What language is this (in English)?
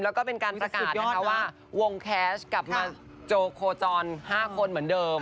Thai